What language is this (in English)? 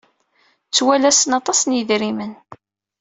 Kabyle